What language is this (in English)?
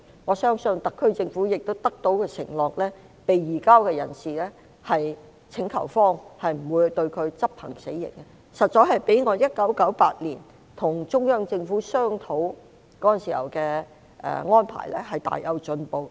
Cantonese